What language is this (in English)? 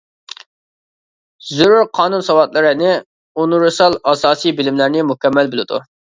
Uyghur